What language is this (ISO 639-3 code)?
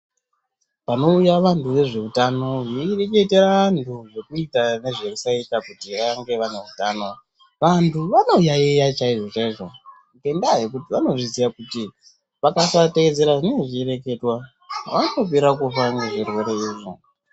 ndc